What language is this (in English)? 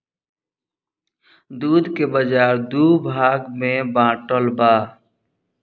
Bhojpuri